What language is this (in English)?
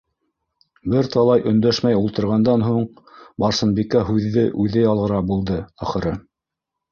Bashkir